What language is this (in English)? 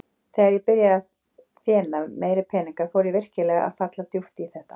Icelandic